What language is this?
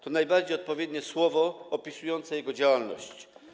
Polish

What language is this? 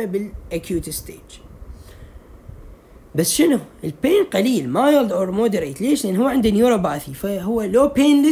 Arabic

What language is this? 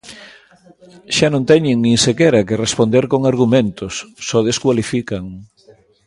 Galician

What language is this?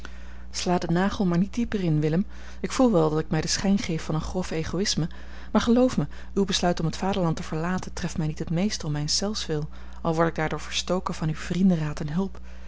Dutch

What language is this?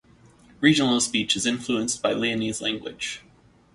English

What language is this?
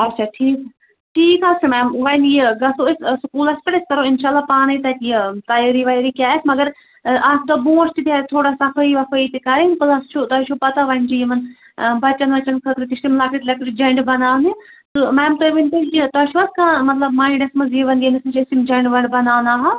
Kashmiri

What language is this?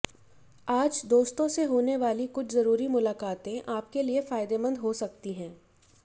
Hindi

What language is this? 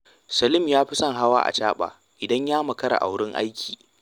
Hausa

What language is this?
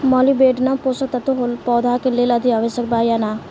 Bhojpuri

